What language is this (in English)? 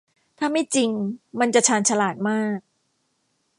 Thai